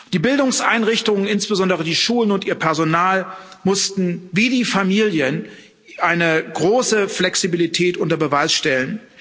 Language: German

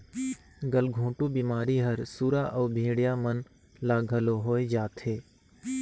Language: Chhattisgarhi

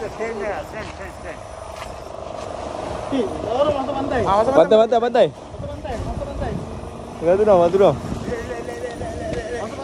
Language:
Malay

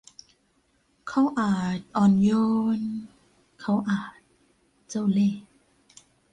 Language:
Thai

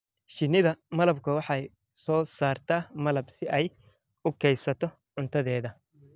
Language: Somali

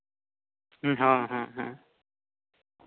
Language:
Santali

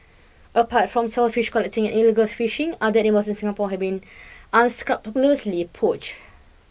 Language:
English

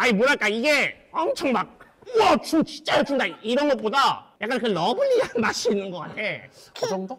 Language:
Korean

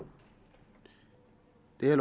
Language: Danish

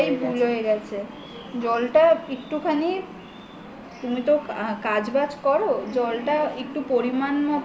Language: Bangla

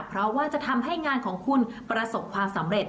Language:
Thai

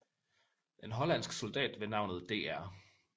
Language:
Danish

